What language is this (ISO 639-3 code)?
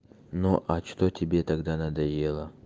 rus